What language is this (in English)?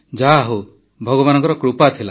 Odia